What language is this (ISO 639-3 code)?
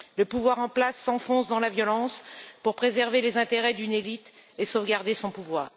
fra